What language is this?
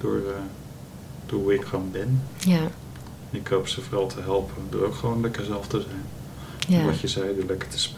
Dutch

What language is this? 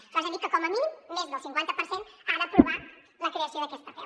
Catalan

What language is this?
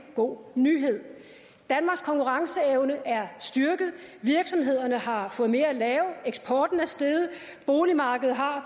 Danish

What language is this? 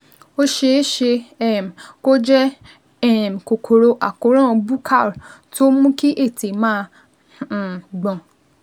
Yoruba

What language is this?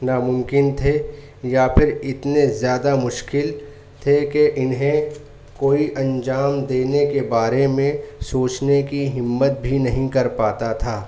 Urdu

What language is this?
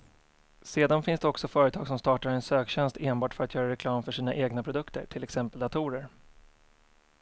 Swedish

